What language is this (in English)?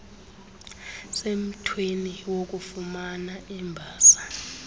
Xhosa